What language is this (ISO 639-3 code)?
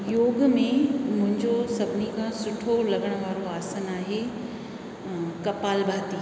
snd